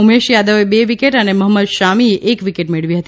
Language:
Gujarati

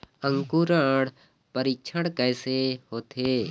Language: Chhattisgarhi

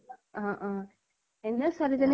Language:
Assamese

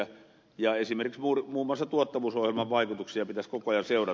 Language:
Finnish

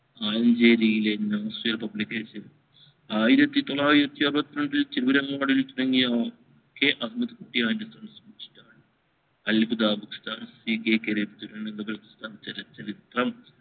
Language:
Malayalam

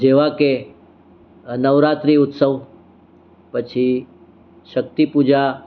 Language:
Gujarati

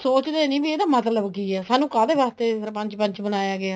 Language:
Punjabi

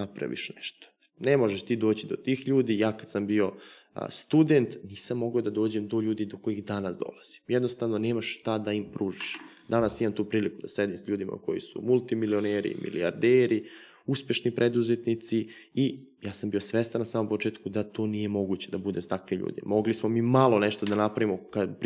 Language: Croatian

